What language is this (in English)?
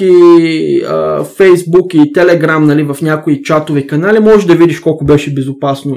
Bulgarian